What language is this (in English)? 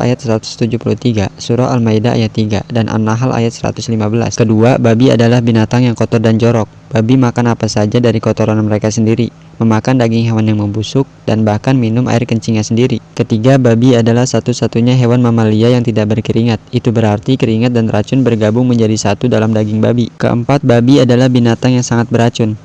Indonesian